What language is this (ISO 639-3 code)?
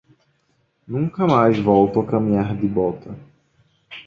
por